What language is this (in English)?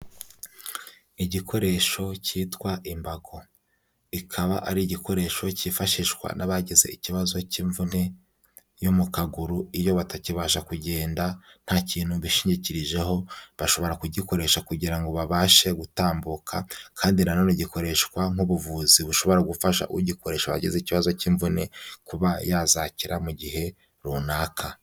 Kinyarwanda